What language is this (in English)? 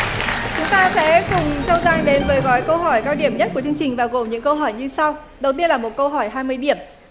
Vietnamese